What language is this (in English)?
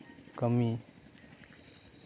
Santali